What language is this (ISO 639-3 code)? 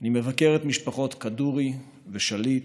heb